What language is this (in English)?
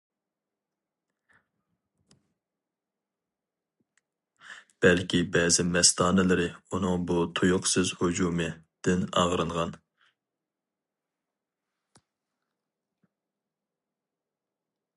Uyghur